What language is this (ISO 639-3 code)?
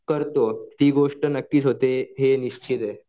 mar